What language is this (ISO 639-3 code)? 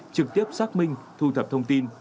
vie